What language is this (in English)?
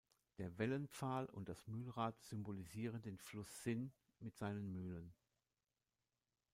German